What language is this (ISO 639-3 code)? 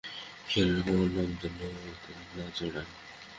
ben